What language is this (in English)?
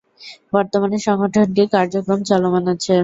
Bangla